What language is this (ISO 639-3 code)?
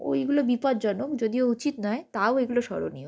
ben